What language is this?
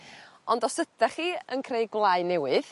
Welsh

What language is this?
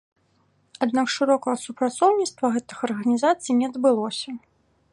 Belarusian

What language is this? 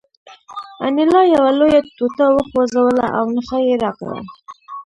Pashto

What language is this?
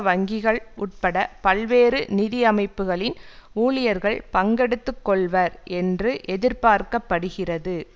Tamil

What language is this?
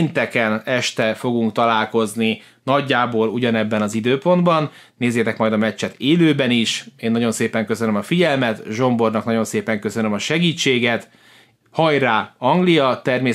Hungarian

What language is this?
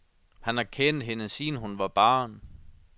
Danish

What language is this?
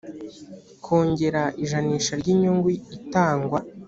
Kinyarwanda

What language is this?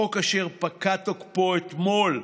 Hebrew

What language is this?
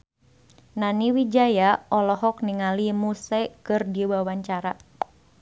Sundanese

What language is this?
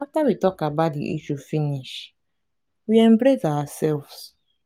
Nigerian Pidgin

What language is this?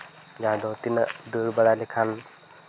Santali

